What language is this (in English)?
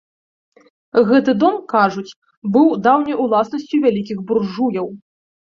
Belarusian